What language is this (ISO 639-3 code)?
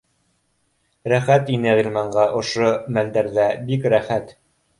bak